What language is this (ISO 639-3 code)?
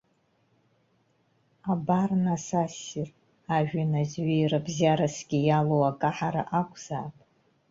abk